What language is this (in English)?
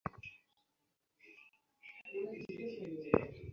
Bangla